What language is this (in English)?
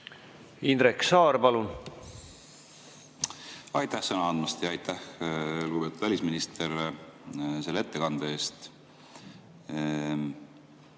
Estonian